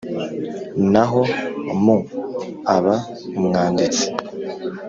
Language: Kinyarwanda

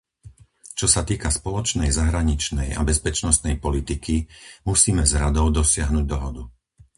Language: Slovak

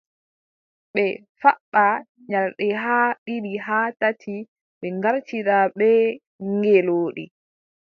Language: Adamawa Fulfulde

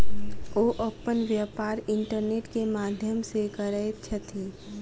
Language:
Maithili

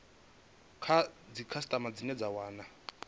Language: Venda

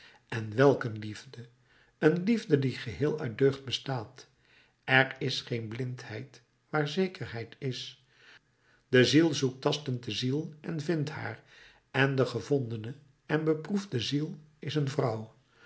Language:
Dutch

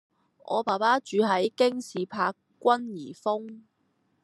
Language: Cantonese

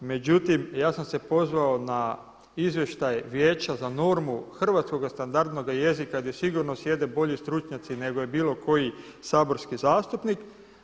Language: Croatian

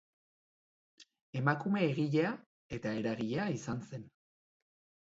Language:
Basque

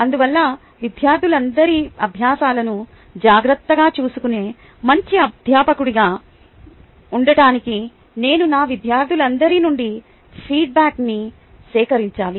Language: Telugu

